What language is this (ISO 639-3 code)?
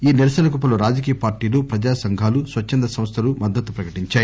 tel